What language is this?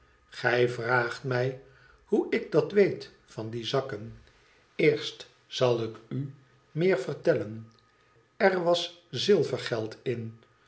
Dutch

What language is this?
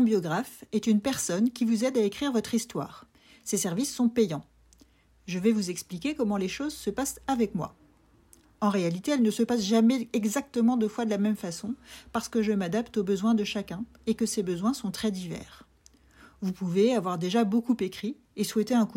French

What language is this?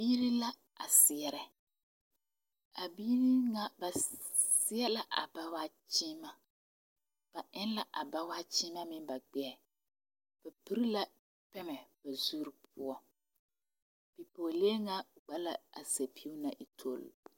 Southern Dagaare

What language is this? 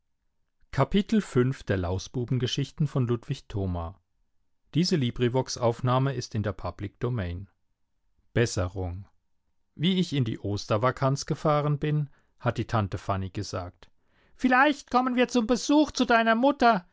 German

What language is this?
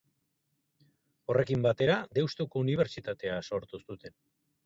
Basque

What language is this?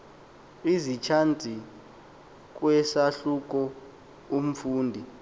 Xhosa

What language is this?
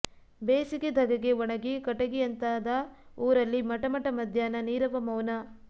Kannada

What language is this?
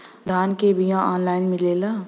Bhojpuri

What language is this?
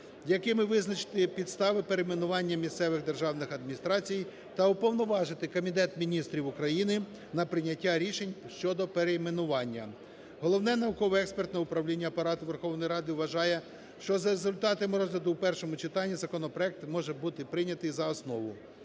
Ukrainian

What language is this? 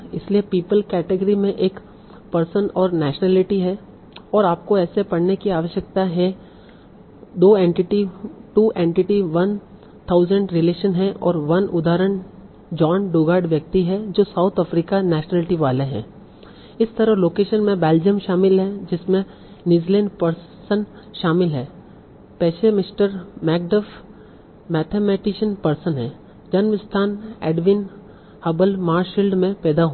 Hindi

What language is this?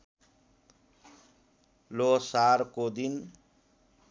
Nepali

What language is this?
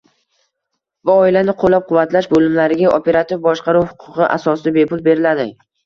Uzbek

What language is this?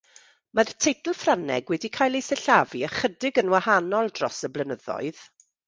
Welsh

